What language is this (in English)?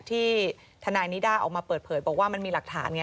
Thai